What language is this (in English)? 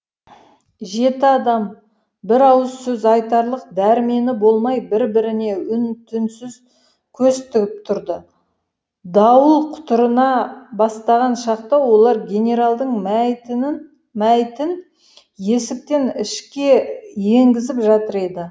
Kazakh